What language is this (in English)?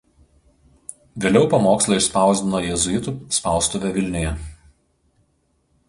Lithuanian